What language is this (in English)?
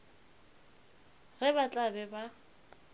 Northern Sotho